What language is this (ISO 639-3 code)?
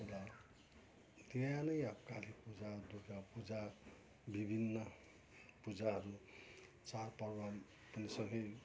nep